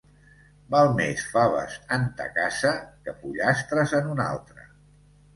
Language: Catalan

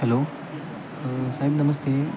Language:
Marathi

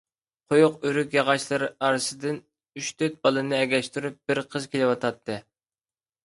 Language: Uyghur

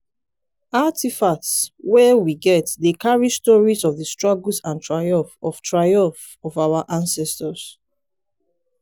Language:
Nigerian Pidgin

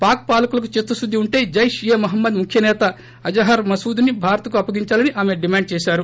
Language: Telugu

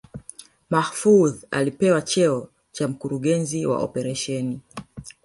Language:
Swahili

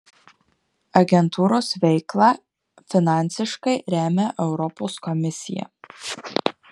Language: Lithuanian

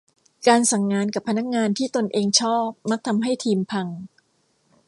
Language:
Thai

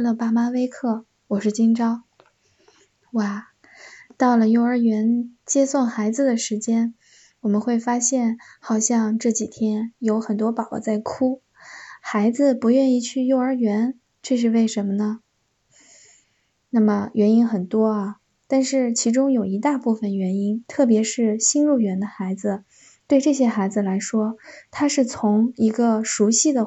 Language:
Chinese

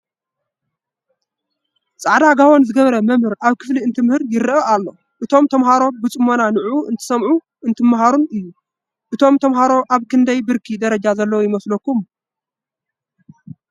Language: Tigrinya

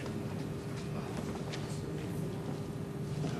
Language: Hebrew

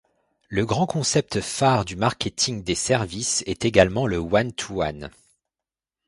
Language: French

